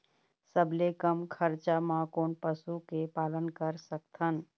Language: Chhattisgarhi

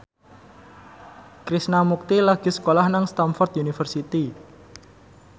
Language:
Javanese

